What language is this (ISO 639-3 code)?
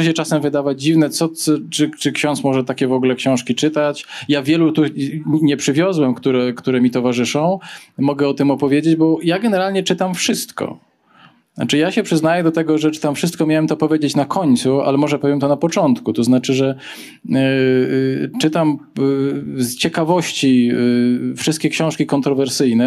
pol